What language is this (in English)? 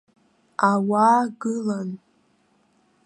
Abkhazian